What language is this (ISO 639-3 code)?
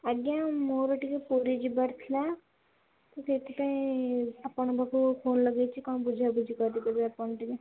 ori